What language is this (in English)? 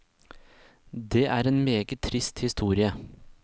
Norwegian